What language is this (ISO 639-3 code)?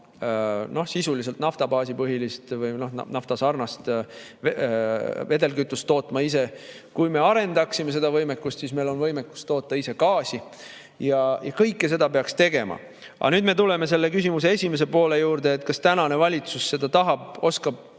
est